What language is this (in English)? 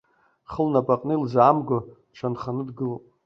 Abkhazian